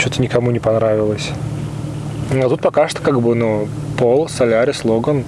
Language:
Russian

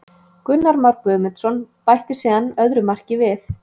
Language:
Icelandic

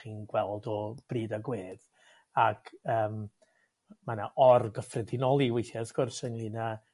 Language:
Welsh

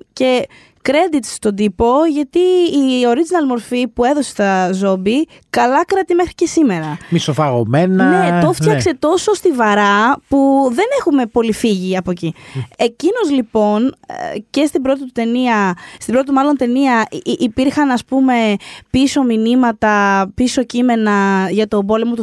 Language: Greek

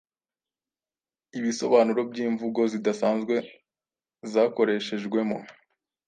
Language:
Kinyarwanda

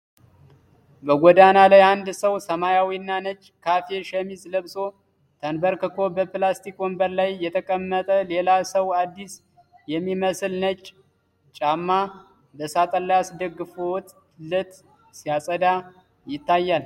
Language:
Amharic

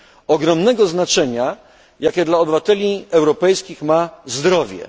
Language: Polish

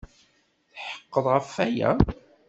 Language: Kabyle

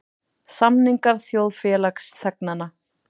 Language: Icelandic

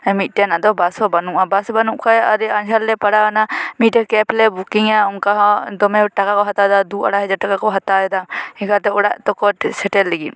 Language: Santali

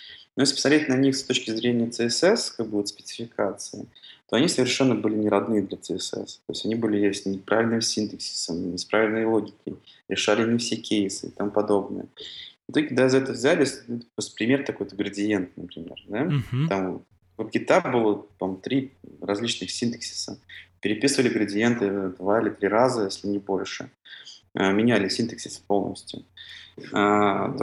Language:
Russian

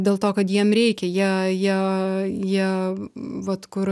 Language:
Lithuanian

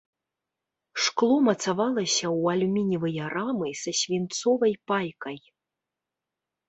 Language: Belarusian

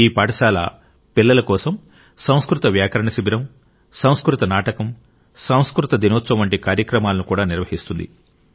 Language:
Telugu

